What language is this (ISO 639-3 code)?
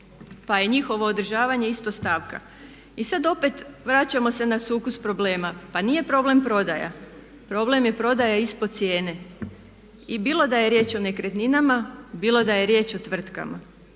hrv